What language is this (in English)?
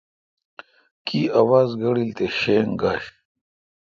Kalkoti